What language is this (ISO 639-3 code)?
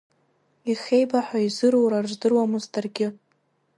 abk